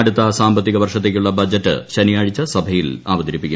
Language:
Malayalam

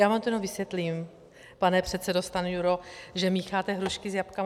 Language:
Czech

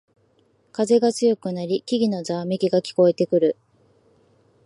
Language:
Japanese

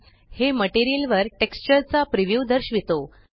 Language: Marathi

